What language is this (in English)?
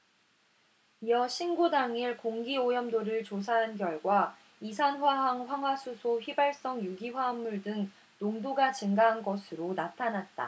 Korean